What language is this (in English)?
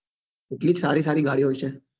Gujarati